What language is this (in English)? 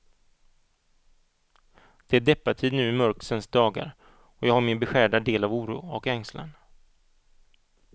Swedish